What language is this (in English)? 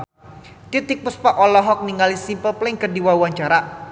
Sundanese